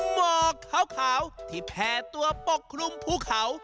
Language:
Thai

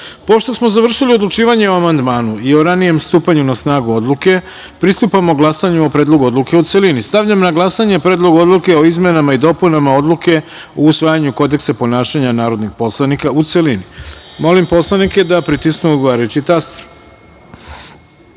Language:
Serbian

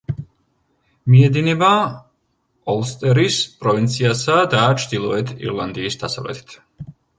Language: Georgian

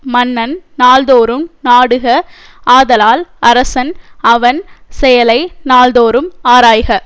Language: Tamil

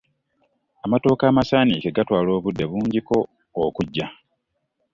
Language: Ganda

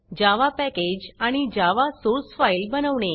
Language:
Marathi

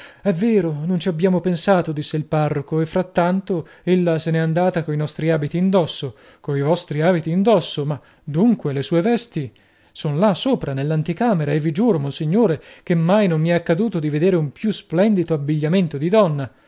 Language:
Italian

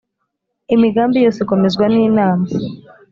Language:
Kinyarwanda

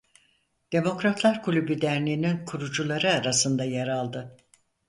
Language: Turkish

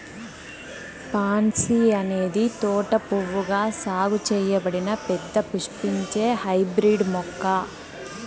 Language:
Telugu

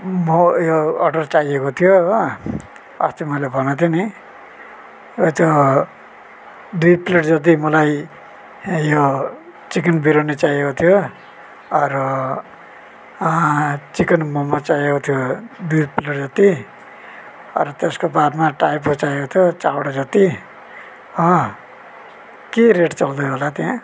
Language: Nepali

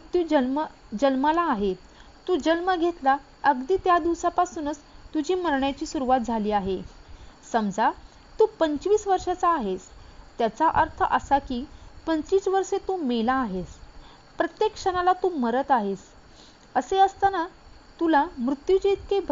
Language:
Marathi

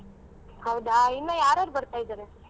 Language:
Kannada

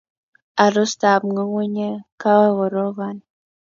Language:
Kalenjin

